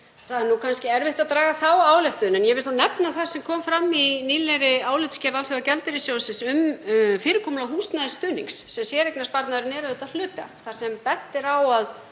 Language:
Icelandic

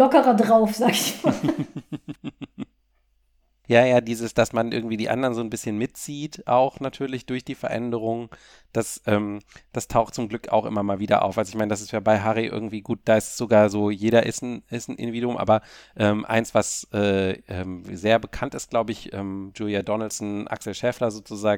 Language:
German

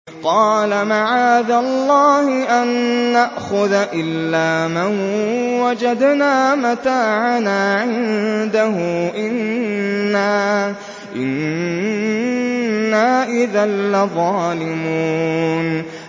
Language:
Arabic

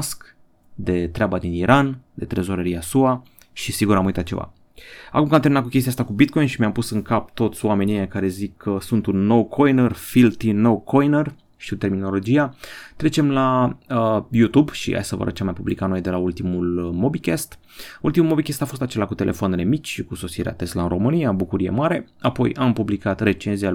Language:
Romanian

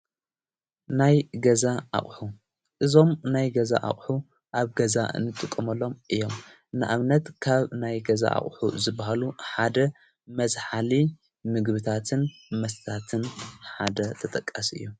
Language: Tigrinya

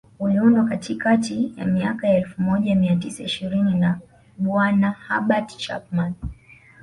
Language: Swahili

